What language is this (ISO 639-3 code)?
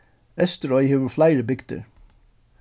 fao